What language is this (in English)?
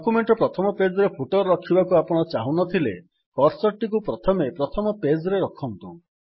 Odia